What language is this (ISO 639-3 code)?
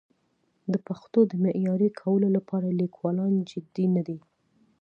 pus